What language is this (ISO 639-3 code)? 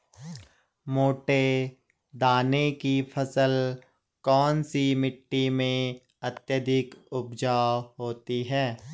hin